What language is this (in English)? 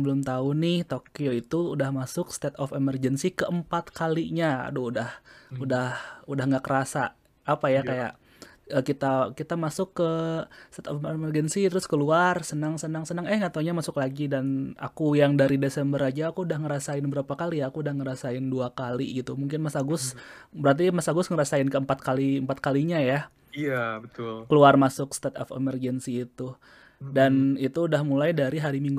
Indonesian